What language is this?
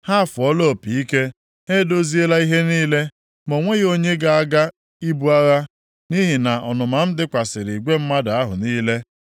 Igbo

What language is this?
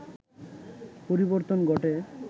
Bangla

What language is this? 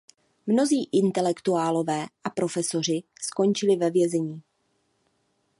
Czech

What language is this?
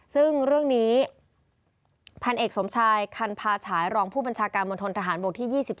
Thai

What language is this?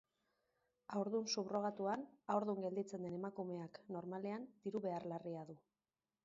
Basque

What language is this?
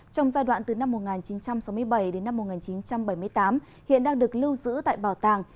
Vietnamese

